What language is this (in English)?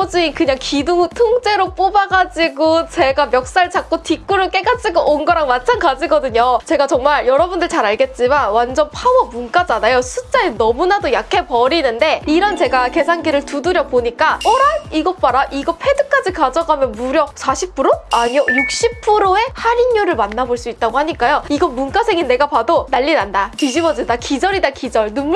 Korean